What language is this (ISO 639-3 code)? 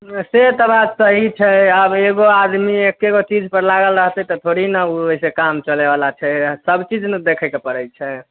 mai